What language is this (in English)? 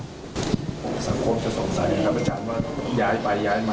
Thai